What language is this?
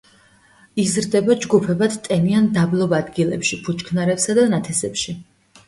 Georgian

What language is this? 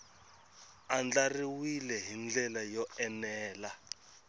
Tsonga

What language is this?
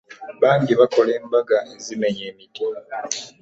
Ganda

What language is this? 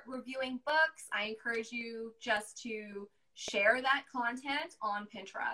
English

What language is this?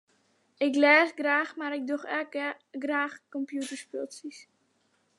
Western Frisian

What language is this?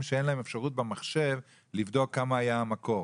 Hebrew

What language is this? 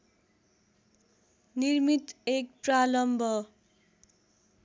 Nepali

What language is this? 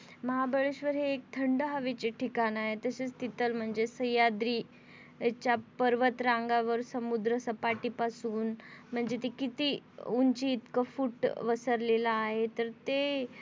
Marathi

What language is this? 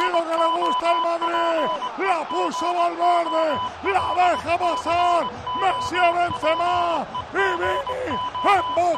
Spanish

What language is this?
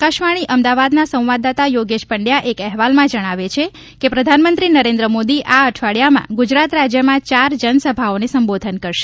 Gujarati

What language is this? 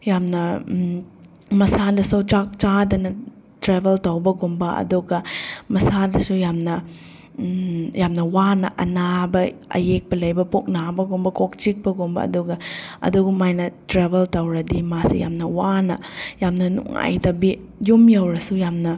Manipuri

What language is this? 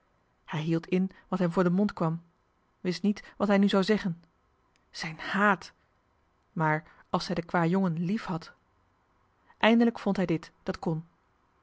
Dutch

